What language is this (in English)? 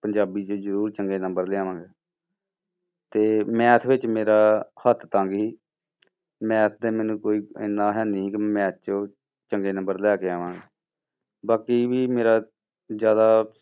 Punjabi